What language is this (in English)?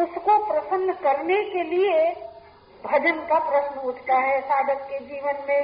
Hindi